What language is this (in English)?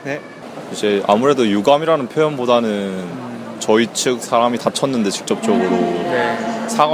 Korean